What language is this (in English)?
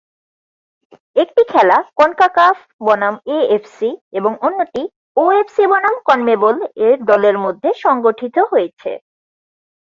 Bangla